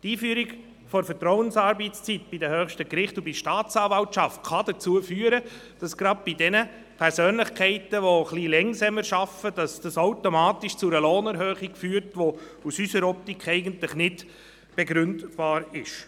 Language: Swiss German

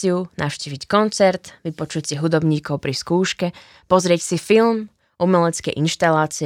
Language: Slovak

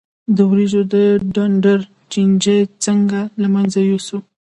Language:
Pashto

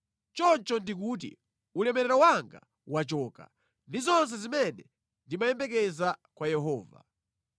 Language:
Nyanja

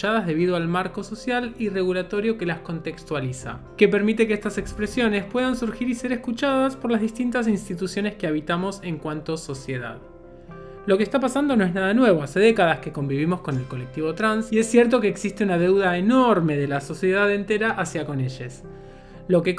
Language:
Spanish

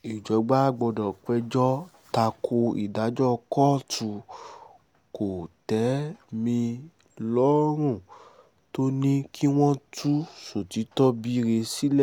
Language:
Yoruba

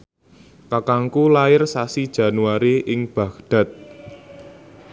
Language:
Javanese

